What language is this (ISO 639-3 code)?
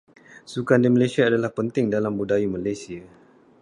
msa